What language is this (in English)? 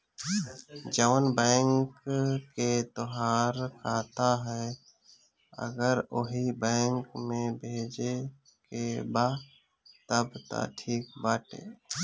Bhojpuri